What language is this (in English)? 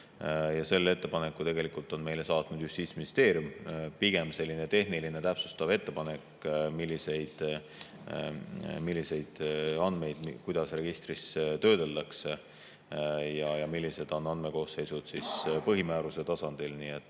Estonian